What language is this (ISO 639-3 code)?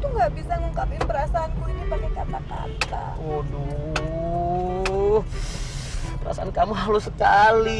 ind